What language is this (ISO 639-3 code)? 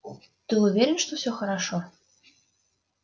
rus